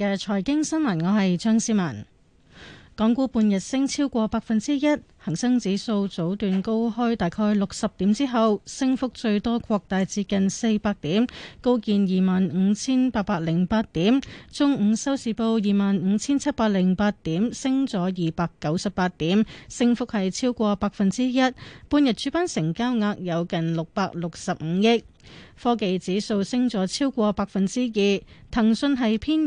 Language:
Chinese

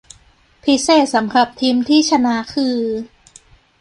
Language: Thai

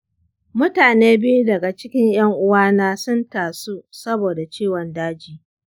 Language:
Hausa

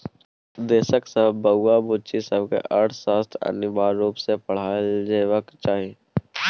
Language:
Maithili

